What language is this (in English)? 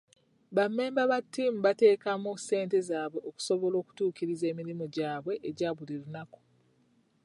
Ganda